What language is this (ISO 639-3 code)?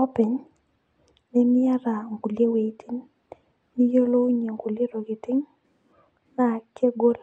mas